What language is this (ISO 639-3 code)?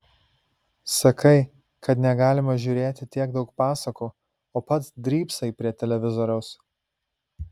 lit